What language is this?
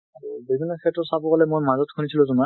Assamese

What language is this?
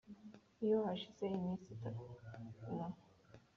Kinyarwanda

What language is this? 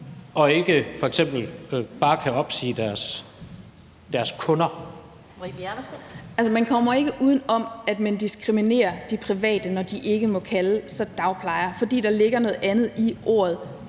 Danish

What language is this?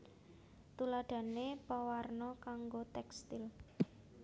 Javanese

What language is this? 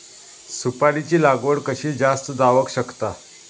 Marathi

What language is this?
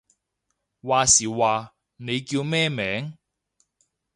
Cantonese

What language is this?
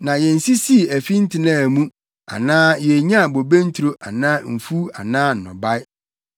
Akan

